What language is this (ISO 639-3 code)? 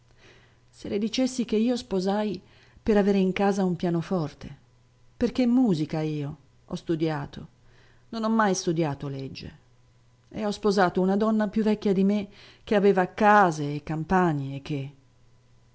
ita